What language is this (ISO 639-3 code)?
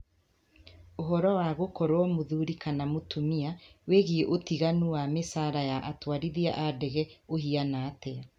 kik